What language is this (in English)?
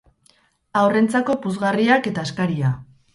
Basque